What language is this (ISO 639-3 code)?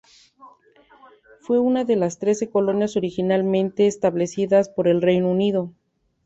spa